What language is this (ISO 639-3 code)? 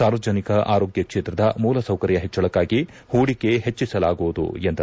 kan